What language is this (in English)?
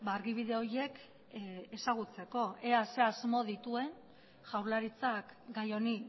Basque